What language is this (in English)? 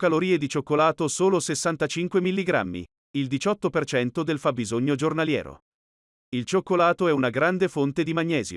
Italian